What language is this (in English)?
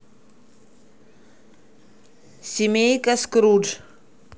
Russian